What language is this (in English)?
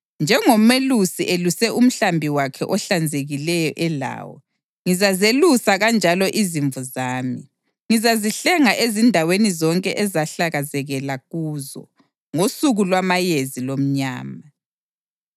North Ndebele